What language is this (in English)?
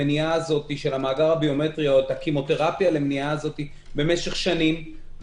Hebrew